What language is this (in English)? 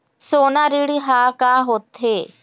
Chhattisgarhi